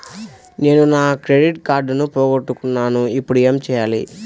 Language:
Telugu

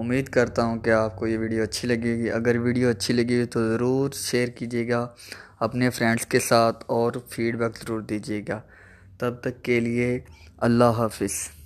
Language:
Indonesian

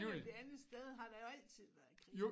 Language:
Danish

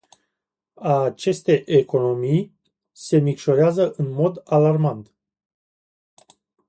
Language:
Romanian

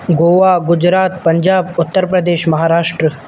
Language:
Sindhi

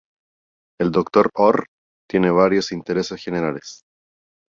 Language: Spanish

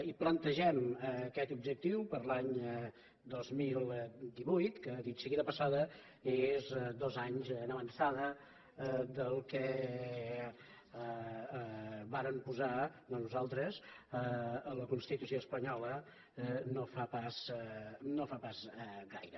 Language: Catalan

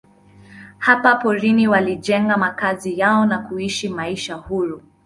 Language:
Swahili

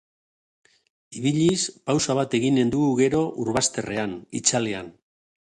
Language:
Basque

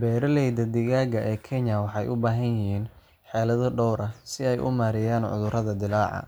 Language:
Somali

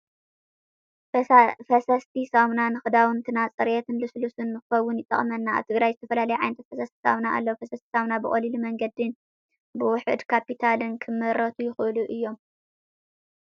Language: Tigrinya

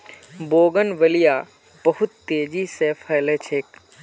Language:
Magahi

